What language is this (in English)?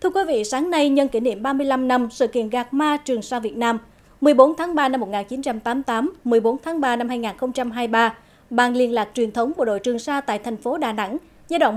Vietnamese